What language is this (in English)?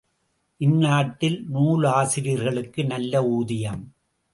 Tamil